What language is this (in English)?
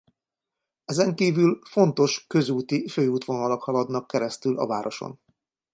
Hungarian